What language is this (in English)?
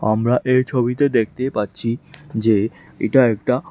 Bangla